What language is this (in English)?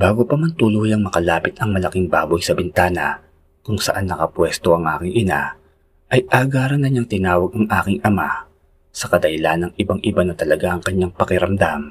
Filipino